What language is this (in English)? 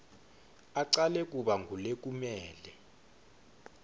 Swati